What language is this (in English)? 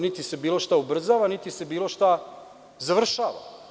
Serbian